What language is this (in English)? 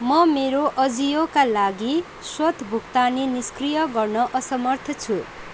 Nepali